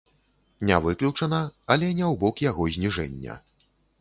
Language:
Belarusian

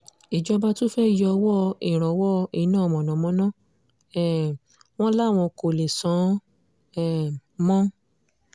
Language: Yoruba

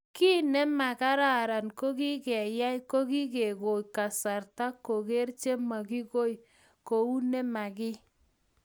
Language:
Kalenjin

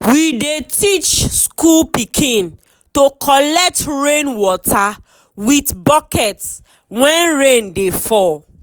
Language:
Nigerian Pidgin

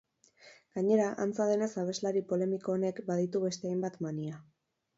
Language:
Basque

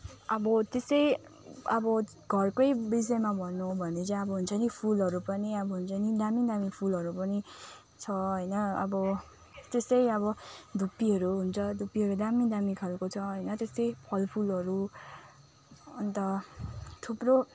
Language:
Nepali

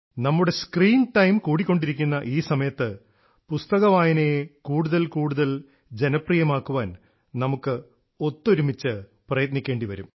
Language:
Malayalam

